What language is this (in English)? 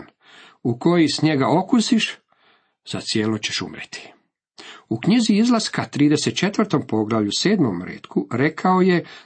Croatian